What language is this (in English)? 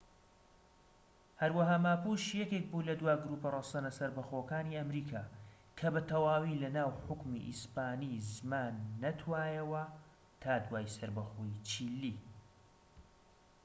Central Kurdish